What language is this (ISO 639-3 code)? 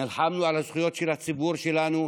heb